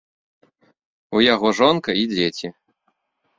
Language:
Belarusian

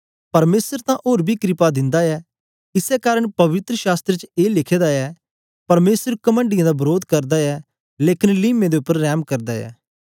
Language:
Dogri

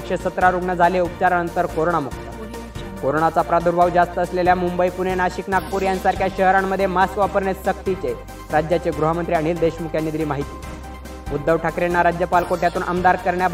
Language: Marathi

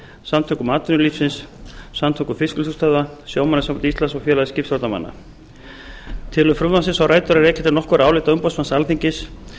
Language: Icelandic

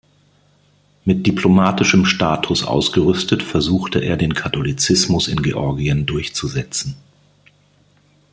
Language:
German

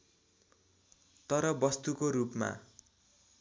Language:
Nepali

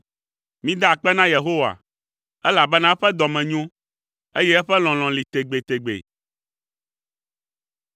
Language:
Ewe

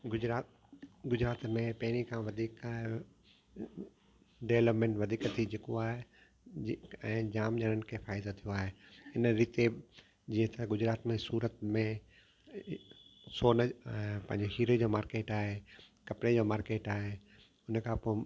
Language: Sindhi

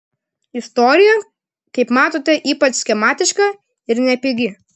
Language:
Lithuanian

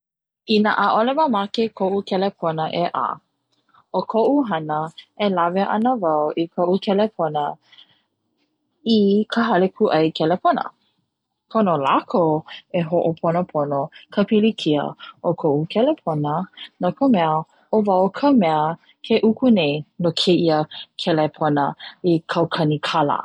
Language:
Hawaiian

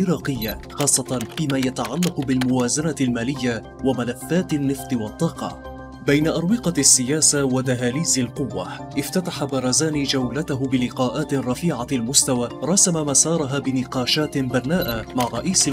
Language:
Arabic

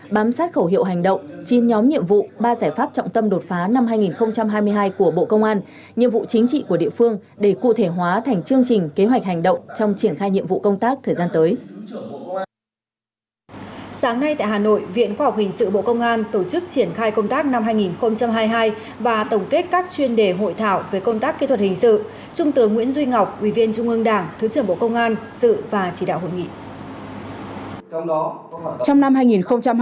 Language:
Vietnamese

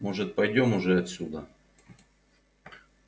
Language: Russian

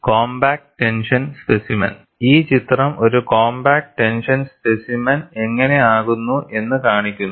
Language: Malayalam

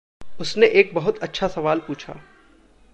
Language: Hindi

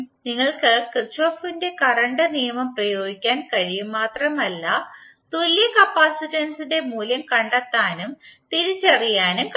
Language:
Malayalam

